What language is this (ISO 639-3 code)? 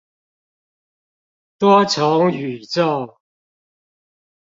zho